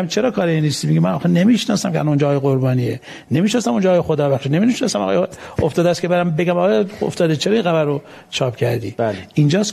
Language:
Persian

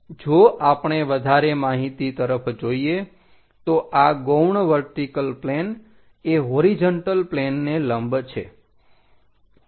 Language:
Gujarati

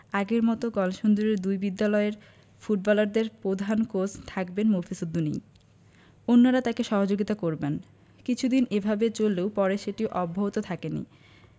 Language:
Bangla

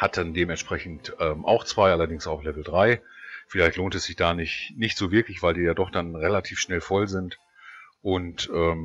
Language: German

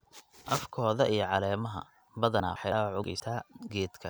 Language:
Somali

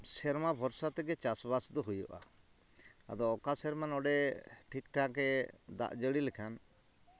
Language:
Santali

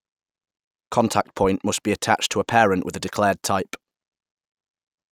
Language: English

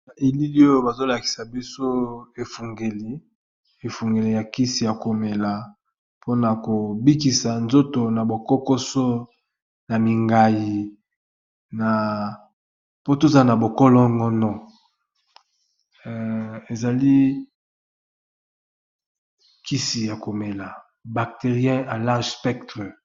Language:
Lingala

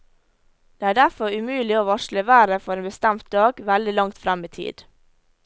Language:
Norwegian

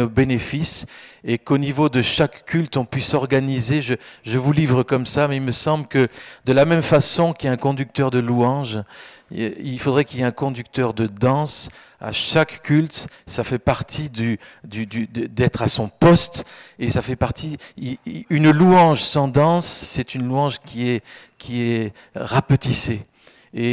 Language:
French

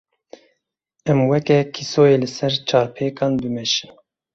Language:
Kurdish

